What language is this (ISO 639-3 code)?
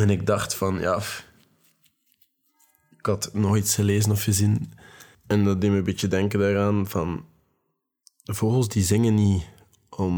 nld